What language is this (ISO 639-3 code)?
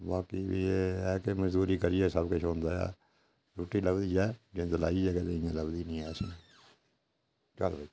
doi